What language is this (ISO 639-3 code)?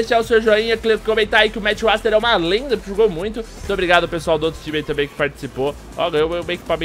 por